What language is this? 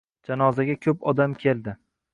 Uzbek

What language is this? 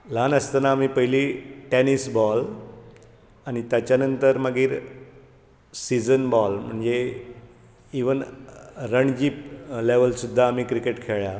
Konkani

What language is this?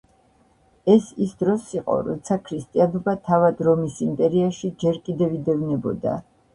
Georgian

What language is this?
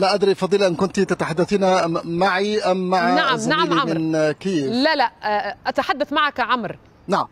Arabic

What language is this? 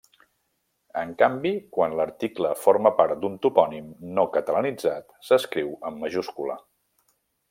Catalan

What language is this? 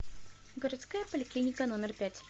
Russian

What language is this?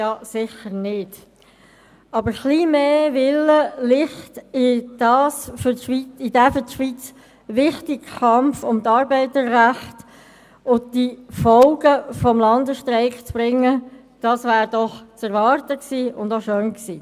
Swiss German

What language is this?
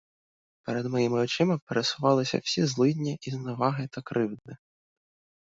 Ukrainian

